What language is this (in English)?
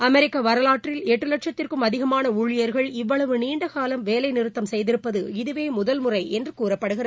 Tamil